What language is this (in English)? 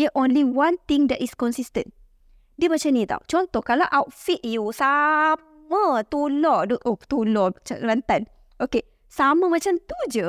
Malay